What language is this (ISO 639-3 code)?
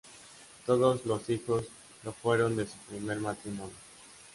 spa